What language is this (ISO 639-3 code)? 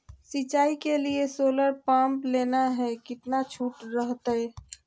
mag